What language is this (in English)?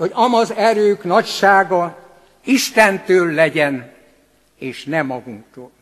Hungarian